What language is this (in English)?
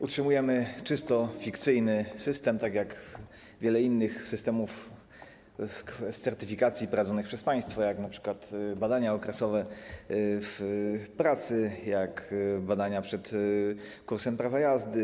Polish